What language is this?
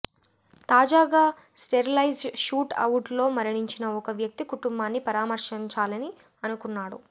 Telugu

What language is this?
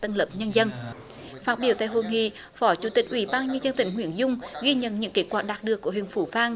Vietnamese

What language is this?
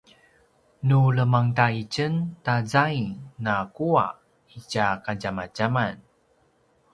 Paiwan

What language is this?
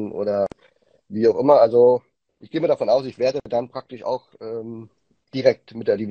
German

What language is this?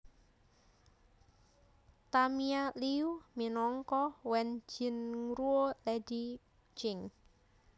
Javanese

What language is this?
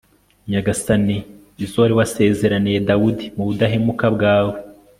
Kinyarwanda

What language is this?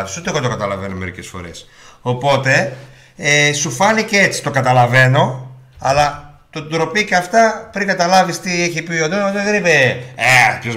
Greek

